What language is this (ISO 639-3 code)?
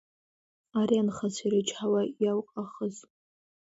abk